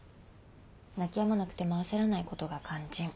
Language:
Japanese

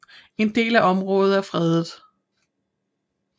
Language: Danish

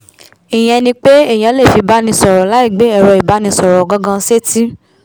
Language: Yoruba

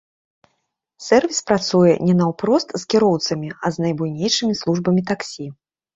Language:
Belarusian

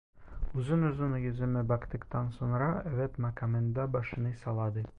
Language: Turkish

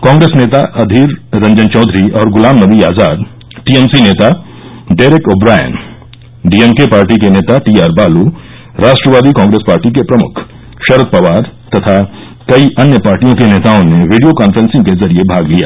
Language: Hindi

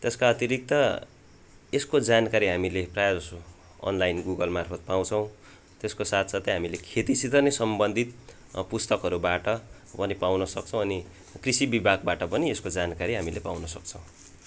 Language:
Nepali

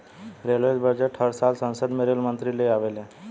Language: Bhojpuri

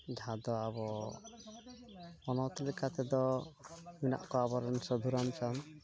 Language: Santali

